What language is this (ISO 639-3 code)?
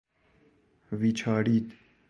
fas